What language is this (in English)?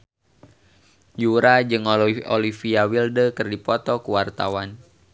Sundanese